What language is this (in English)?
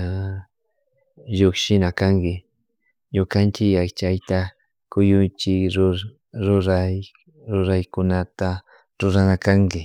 Chimborazo Highland Quichua